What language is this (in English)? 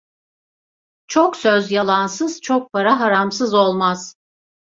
Turkish